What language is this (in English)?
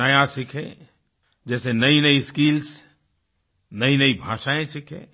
Hindi